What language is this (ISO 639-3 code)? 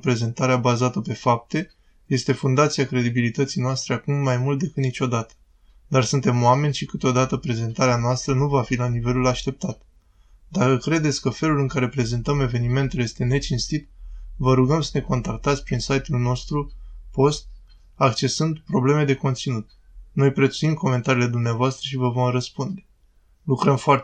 ron